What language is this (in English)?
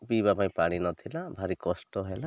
Odia